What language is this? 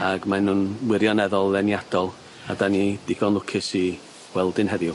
Welsh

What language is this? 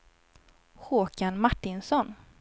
Swedish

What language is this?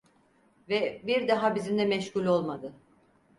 Turkish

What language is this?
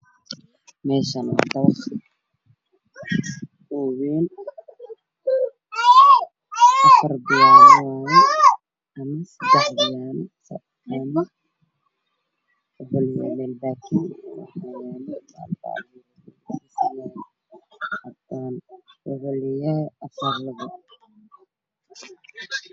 Somali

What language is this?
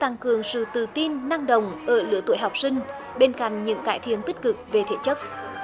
Vietnamese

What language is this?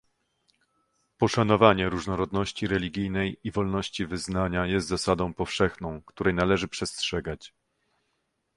Polish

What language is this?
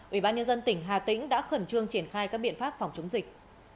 Vietnamese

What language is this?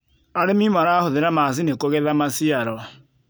Kikuyu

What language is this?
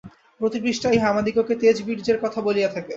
Bangla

